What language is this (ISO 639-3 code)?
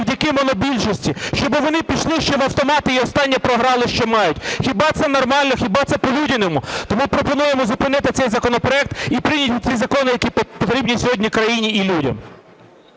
ukr